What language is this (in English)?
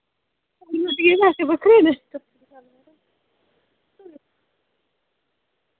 Dogri